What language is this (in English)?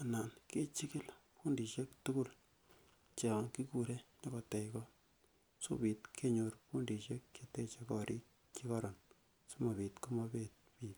Kalenjin